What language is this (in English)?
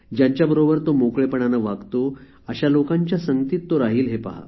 Marathi